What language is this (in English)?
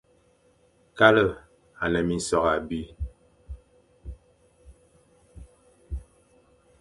Fang